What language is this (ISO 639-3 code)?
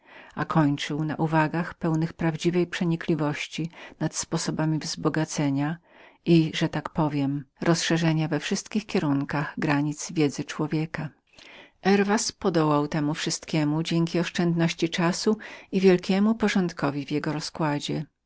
pol